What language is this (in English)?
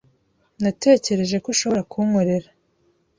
Kinyarwanda